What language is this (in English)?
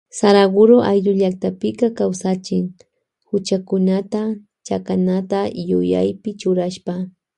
Loja Highland Quichua